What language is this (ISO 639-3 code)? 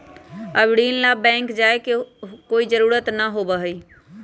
mag